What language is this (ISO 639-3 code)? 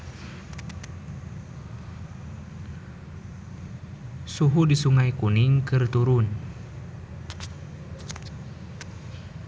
sun